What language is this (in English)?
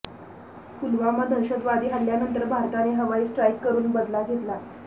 Marathi